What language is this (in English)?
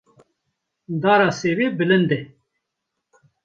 Kurdish